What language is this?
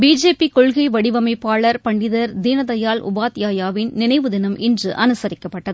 Tamil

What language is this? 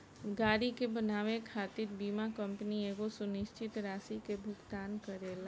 Bhojpuri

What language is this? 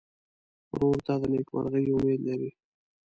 Pashto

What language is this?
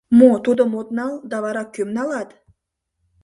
Mari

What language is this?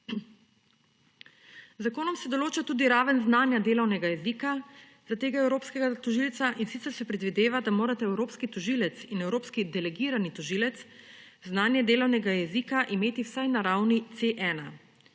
Slovenian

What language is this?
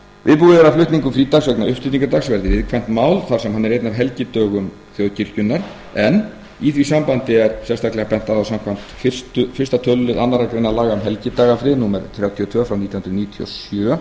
Icelandic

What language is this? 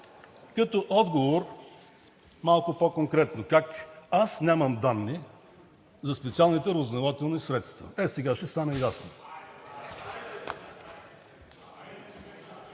Bulgarian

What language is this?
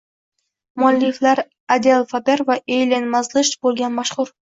Uzbek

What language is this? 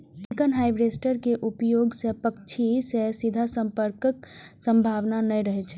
Maithili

